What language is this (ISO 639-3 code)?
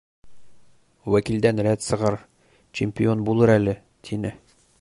bak